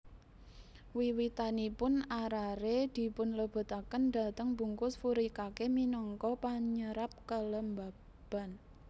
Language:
Javanese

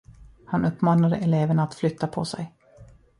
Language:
Swedish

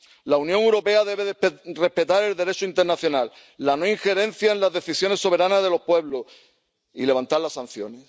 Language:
Spanish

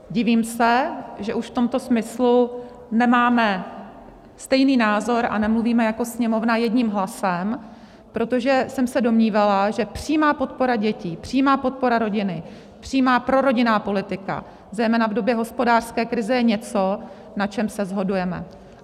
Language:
Czech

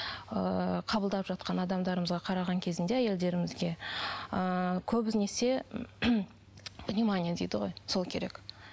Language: Kazakh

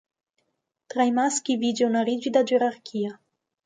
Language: Italian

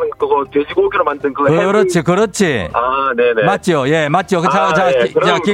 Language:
Korean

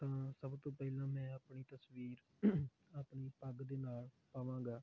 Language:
Punjabi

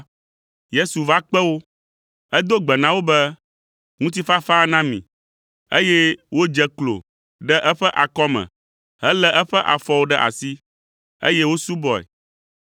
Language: Ewe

